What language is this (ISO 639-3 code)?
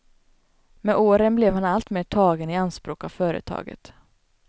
swe